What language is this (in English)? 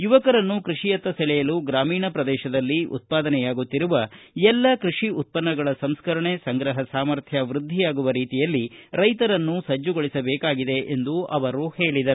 Kannada